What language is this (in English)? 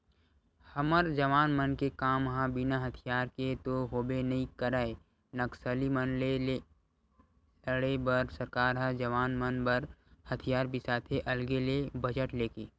Chhattisgarhi